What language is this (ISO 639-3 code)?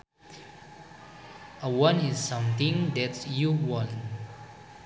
sun